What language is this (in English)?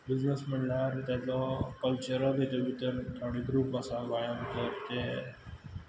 Konkani